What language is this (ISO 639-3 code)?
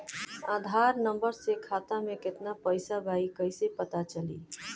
bho